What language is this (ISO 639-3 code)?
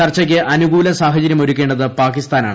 mal